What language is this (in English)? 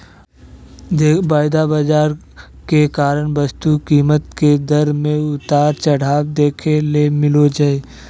Magahi